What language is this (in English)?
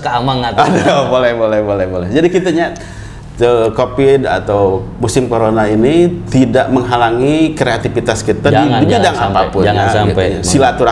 Indonesian